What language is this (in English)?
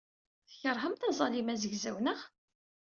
Kabyle